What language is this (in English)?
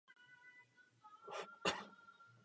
Czech